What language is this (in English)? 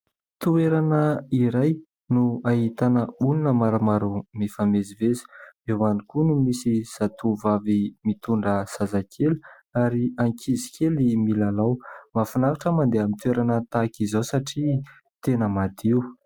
Malagasy